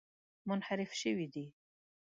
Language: Pashto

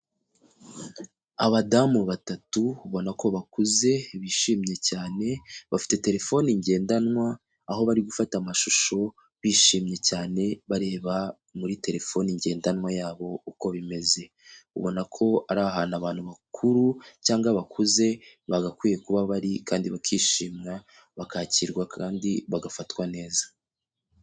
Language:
Kinyarwanda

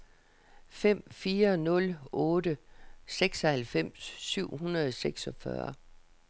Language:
Danish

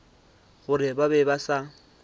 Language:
Northern Sotho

